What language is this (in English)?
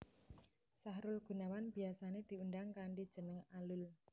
Javanese